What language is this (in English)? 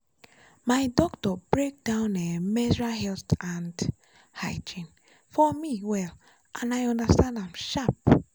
Nigerian Pidgin